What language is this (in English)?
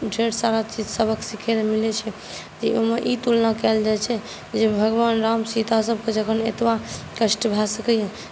Maithili